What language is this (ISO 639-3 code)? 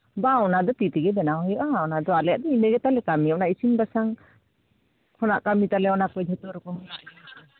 sat